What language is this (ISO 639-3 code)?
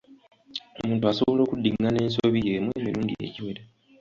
lug